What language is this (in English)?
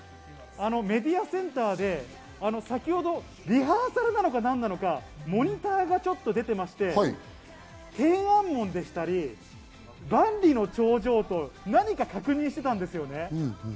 Japanese